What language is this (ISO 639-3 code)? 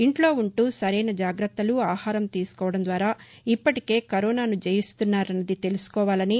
tel